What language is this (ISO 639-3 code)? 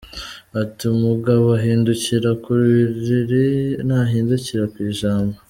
kin